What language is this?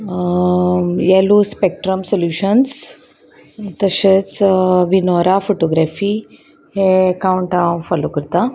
Konkani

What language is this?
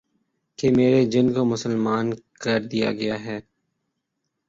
Urdu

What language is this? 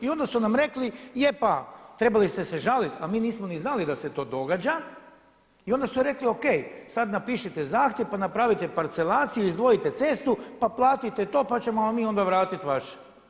Croatian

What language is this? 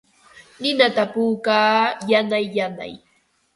Ambo-Pasco Quechua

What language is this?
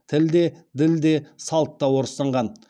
Kazakh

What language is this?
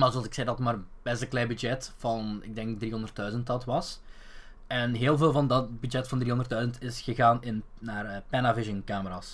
Dutch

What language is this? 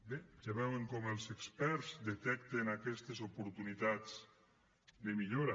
Catalan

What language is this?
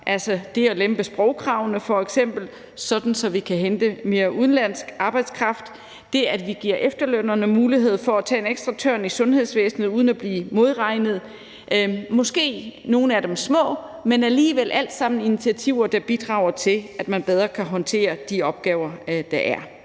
Danish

